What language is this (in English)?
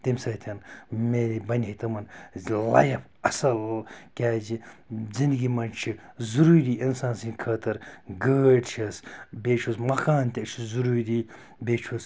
Kashmiri